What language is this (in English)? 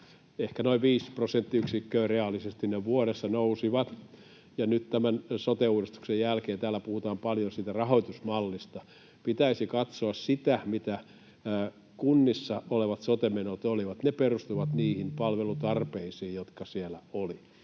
Finnish